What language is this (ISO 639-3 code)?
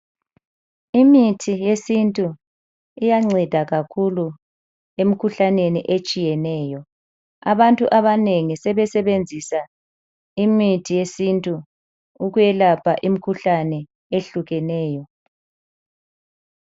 nde